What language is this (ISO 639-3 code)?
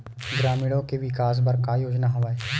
hne